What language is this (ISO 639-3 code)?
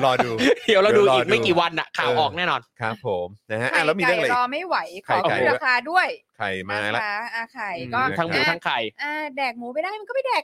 tha